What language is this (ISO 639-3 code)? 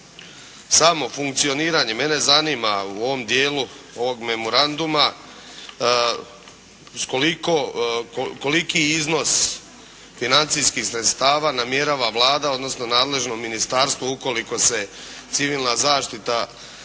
hrv